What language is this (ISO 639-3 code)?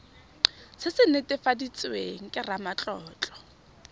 tsn